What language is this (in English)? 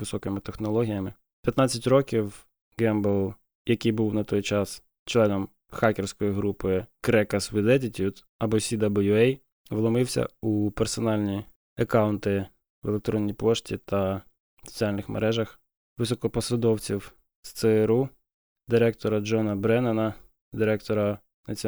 Ukrainian